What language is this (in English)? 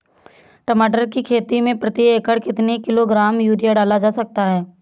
Hindi